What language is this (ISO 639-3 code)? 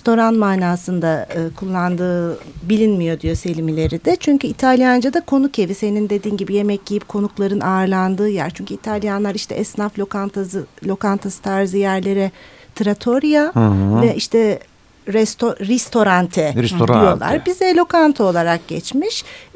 tur